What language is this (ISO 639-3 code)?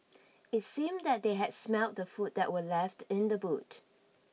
eng